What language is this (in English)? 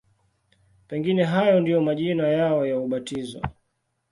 Swahili